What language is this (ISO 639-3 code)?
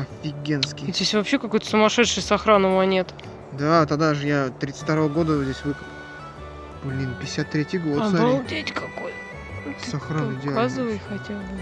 rus